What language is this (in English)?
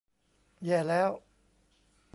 Thai